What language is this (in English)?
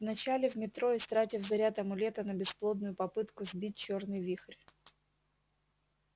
Russian